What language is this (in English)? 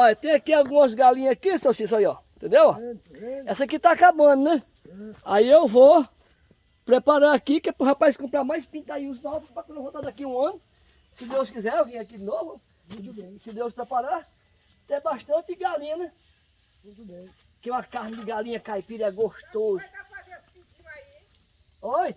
Portuguese